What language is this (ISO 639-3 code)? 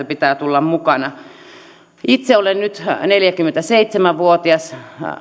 fin